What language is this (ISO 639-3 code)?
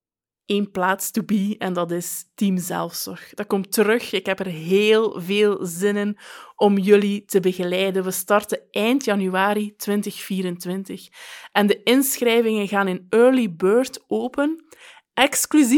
nld